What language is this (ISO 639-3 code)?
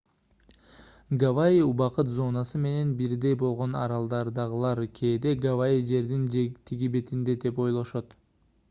kir